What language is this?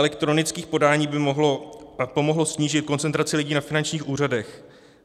Czech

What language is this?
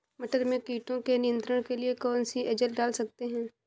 Hindi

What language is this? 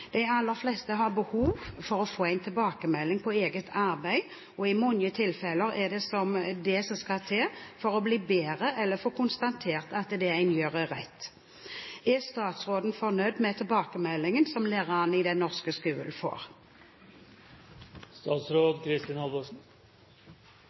Norwegian Bokmål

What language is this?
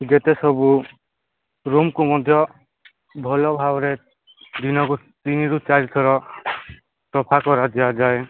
Odia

